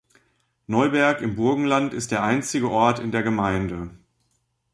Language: German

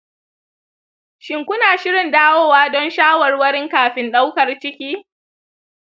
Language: Hausa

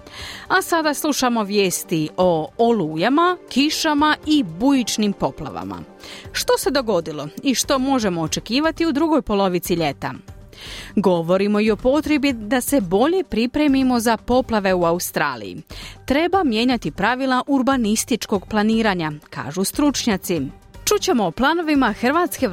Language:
Croatian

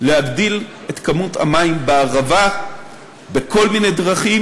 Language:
Hebrew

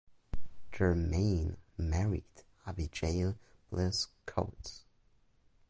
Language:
English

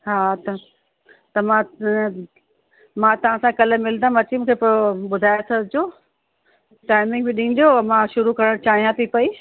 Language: Sindhi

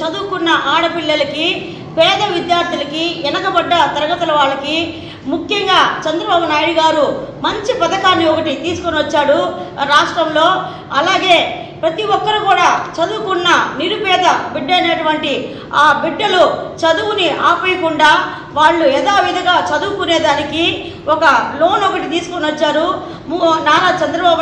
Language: Telugu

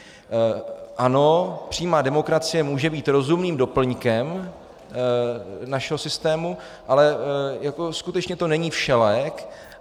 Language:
Czech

